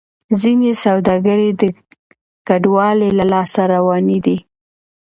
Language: Pashto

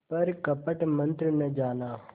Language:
Hindi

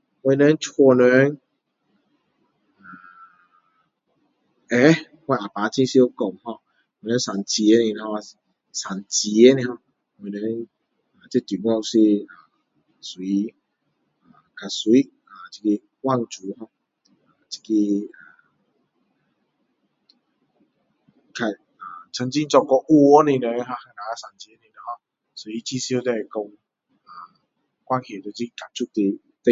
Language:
Min Dong Chinese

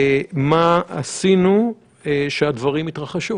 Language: Hebrew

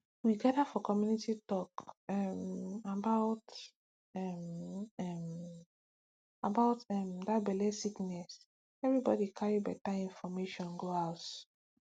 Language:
Nigerian Pidgin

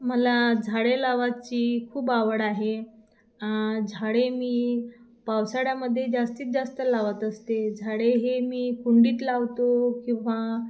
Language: Marathi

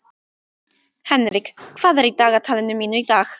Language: Icelandic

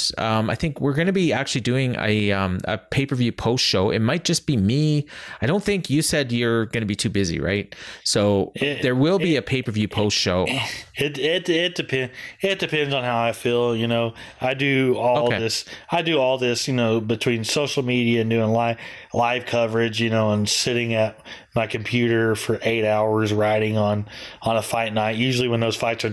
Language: English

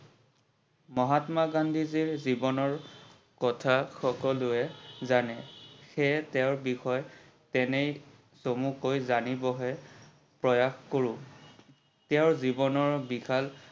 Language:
Assamese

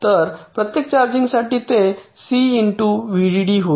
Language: Marathi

